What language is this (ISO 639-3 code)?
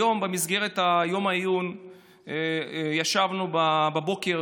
heb